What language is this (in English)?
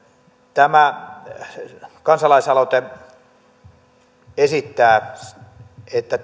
Finnish